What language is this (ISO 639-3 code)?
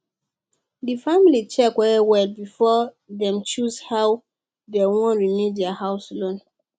pcm